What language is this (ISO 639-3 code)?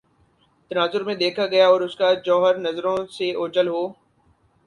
urd